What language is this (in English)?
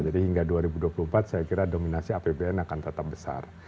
Indonesian